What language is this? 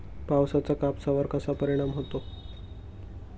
Marathi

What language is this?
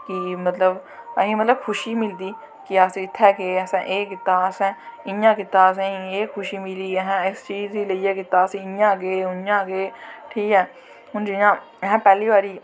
Dogri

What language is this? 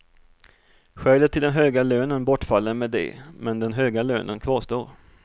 Swedish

